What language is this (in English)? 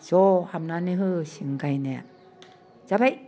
Bodo